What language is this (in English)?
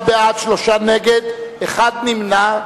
Hebrew